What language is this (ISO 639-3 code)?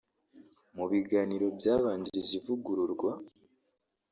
kin